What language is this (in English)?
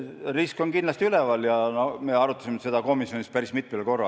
Estonian